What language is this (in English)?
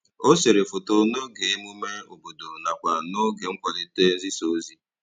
Igbo